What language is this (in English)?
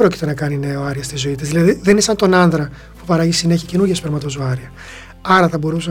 Greek